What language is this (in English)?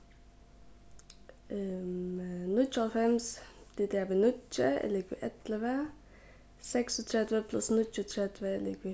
Faroese